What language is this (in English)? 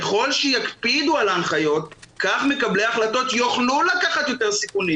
Hebrew